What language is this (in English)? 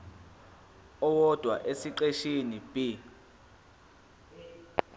Zulu